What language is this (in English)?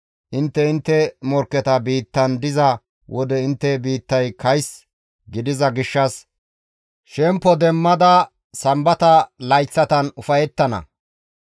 Gamo